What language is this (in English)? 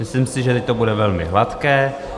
Czech